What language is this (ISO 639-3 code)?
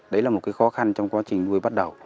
vie